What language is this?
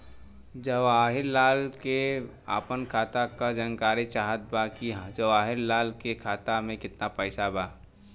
Bhojpuri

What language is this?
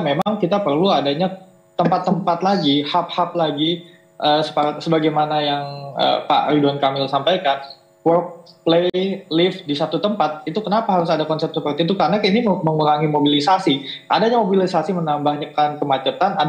Indonesian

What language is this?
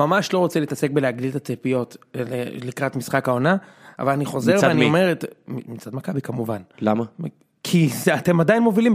Hebrew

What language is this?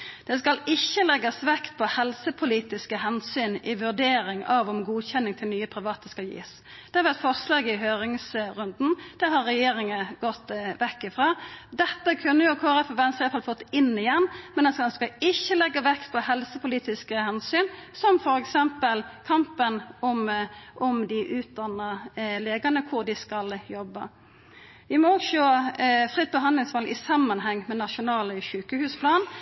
Norwegian Nynorsk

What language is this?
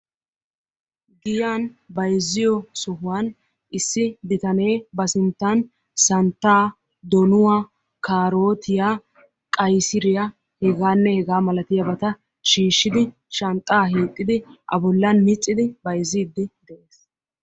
Wolaytta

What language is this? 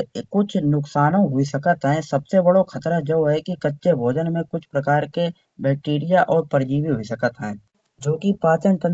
Kanauji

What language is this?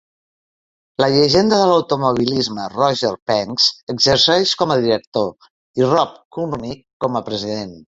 Catalan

